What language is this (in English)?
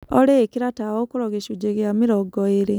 Kikuyu